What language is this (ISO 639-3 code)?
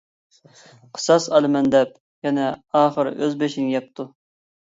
uig